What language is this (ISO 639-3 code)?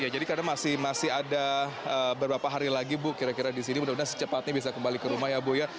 ind